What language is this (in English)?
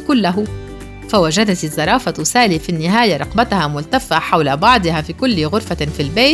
Arabic